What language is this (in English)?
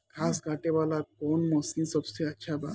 Bhojpuri